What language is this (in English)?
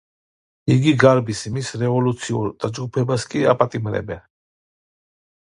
Georgian